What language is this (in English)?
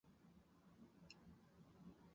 Chinese